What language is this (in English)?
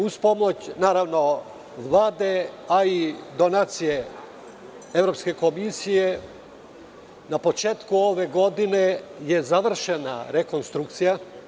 Serbian